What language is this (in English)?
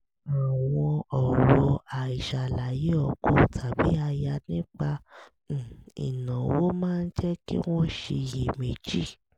Yoruba